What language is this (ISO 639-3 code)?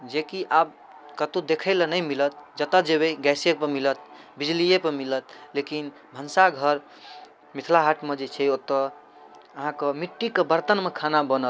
mai